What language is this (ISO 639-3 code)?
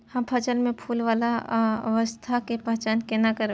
mai